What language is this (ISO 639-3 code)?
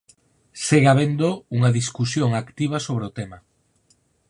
glg